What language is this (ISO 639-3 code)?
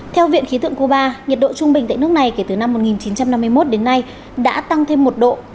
vie